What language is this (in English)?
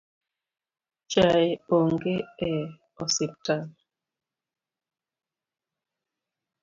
Luo (Kenya and Tanzania)